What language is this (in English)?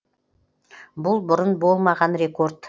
Kazakh